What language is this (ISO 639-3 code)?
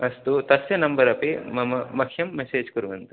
san